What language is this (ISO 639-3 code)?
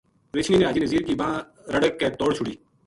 gju